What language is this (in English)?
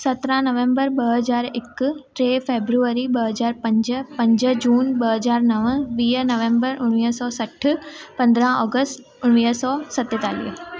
Sindhi